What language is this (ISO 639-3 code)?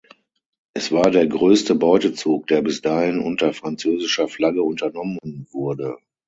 deu